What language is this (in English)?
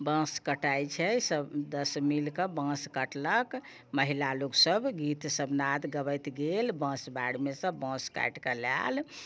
Maithili